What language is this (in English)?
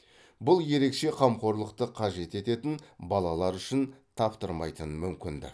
Kazakh